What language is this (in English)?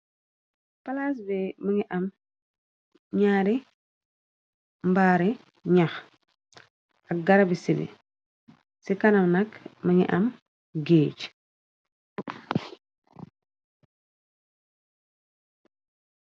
Wolof